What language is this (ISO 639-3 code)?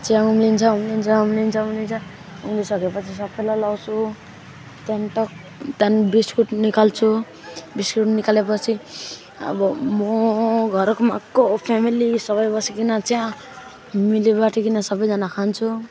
nep